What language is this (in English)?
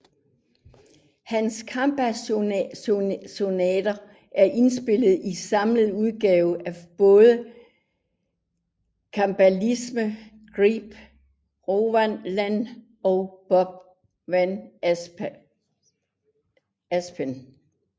Danish